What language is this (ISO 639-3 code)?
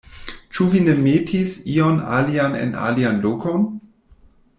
epo